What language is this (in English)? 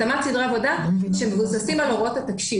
Hebrew